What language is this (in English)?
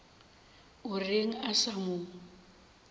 Northern Sotho